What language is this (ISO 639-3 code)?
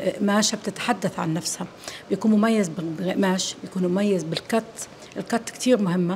ara